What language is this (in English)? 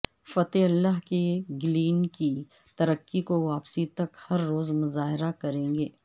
Urdu